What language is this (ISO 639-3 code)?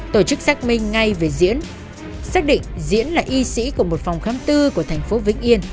vie